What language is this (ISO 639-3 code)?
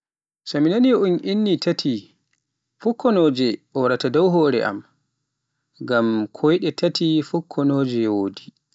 fuf